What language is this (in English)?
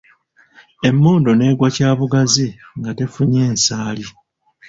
Ganda